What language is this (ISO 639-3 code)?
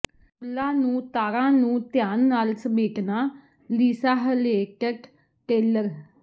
pan